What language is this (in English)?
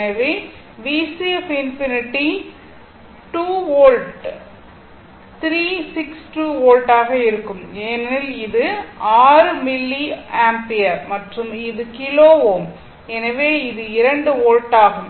Tamil